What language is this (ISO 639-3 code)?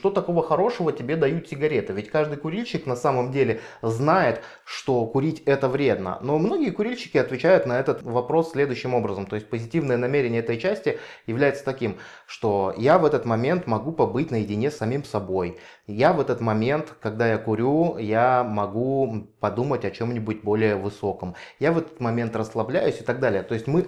rus